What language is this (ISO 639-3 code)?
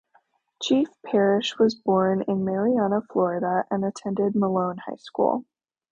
eng